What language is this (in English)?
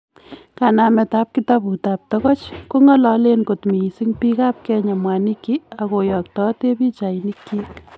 Kalenjin